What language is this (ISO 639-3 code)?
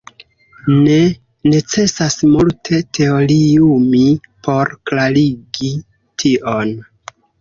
epo